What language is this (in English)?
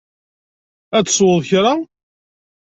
Kabyle